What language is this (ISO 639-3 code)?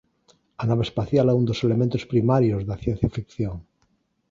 glg